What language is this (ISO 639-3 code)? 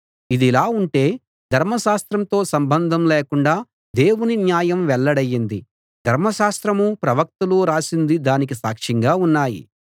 tel